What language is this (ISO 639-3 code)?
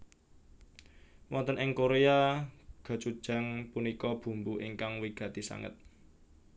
jav